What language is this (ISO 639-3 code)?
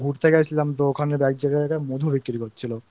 ben